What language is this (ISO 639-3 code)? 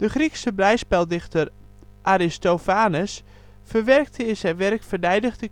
nld